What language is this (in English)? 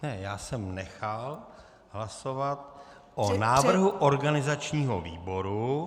Czech